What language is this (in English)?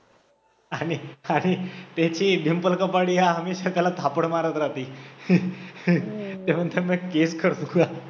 Marathi